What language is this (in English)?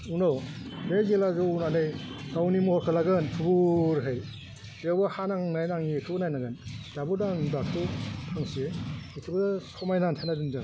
Bodo